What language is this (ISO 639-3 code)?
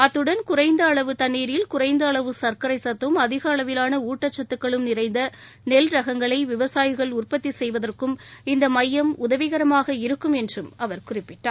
tam